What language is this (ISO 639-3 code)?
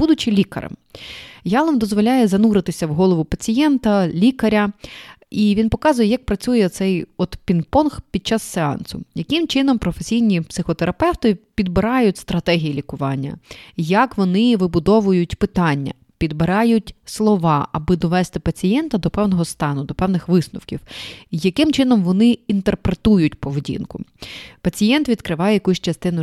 ukr